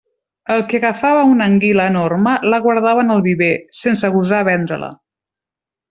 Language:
Catalan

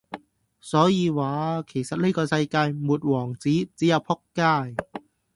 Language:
Cantonese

